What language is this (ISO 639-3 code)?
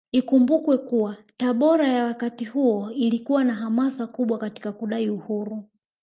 swa